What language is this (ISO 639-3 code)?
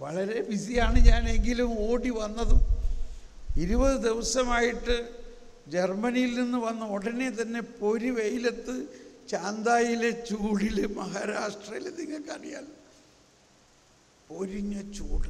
mal